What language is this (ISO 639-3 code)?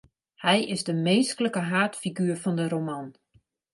fry